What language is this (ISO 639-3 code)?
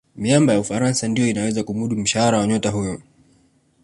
swa